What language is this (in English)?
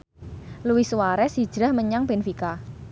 Javanese